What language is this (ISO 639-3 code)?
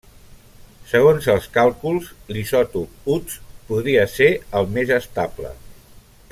cat